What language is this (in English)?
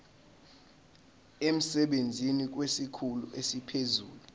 Zulu